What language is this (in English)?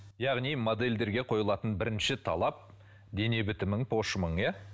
Kazakh